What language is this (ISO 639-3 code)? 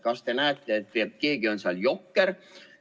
est